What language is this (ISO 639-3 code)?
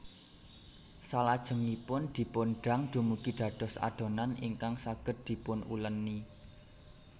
jav